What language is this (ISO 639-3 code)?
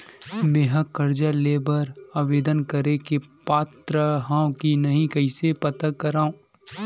hne